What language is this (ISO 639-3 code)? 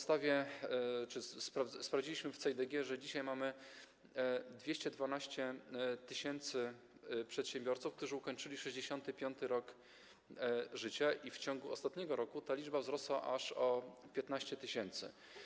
pol